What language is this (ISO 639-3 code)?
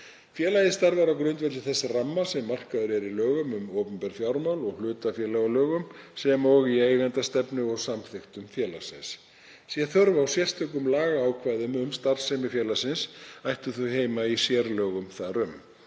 isl